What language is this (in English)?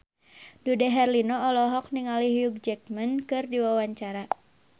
Sundanese